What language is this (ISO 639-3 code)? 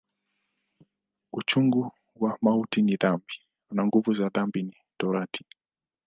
swa